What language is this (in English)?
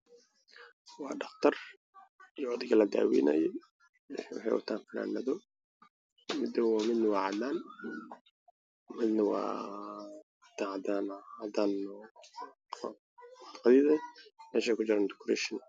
Somali